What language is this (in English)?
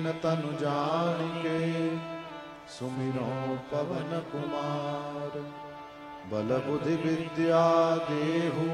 Hindi